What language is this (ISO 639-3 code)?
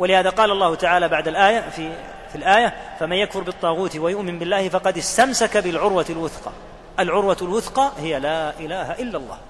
ara